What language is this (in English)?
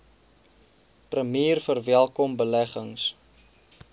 Afrikaans